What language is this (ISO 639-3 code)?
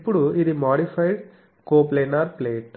tel